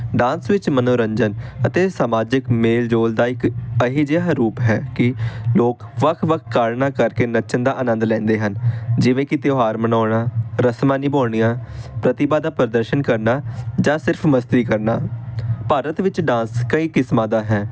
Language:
Punjabi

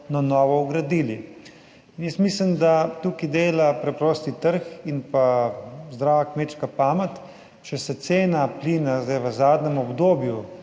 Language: Slovenian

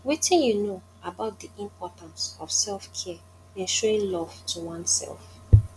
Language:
Nigerian Pidgin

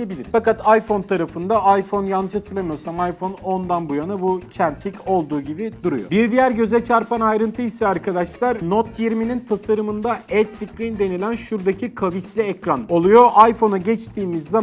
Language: Turkish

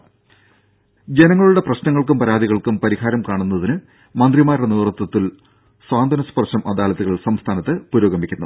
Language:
Malayalam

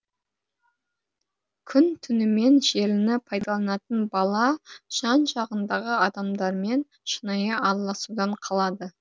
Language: Kazakh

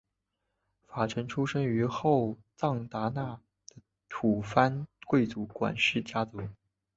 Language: Chinese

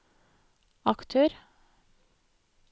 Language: Norwegian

